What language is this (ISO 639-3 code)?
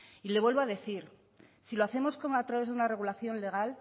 spa